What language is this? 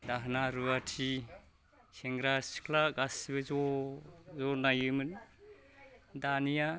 Bodo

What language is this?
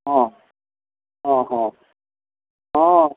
Maithili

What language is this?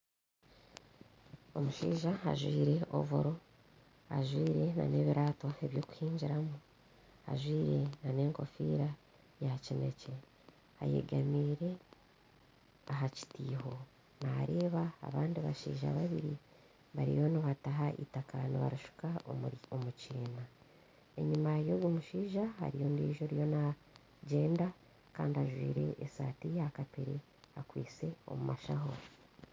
Nyankole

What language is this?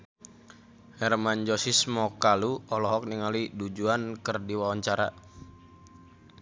Sundanese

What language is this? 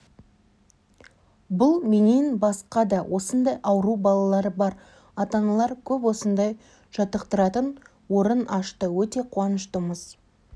Kazakh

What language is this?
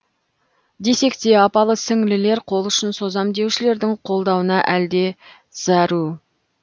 Kazakh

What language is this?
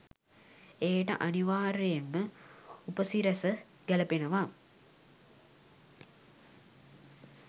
Sinhala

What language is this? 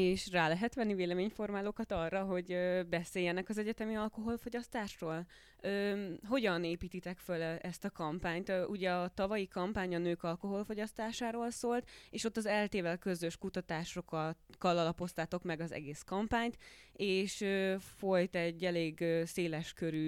Hungarian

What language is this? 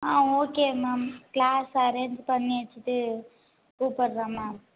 Tamil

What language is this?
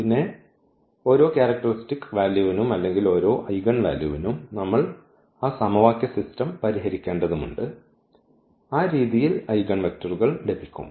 Malayalam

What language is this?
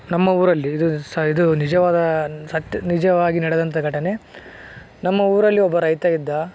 Kannada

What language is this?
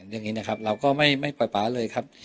Thai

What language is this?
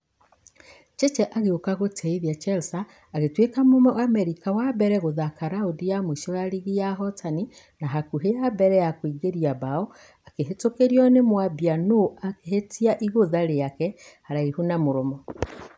Kikuyu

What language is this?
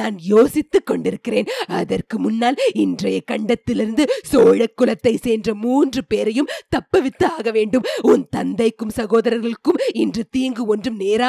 Tamil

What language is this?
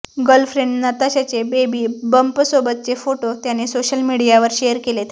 Marathi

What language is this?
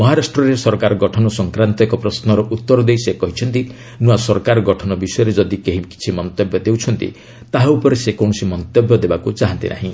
Odia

